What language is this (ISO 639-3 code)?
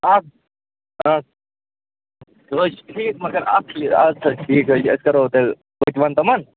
kas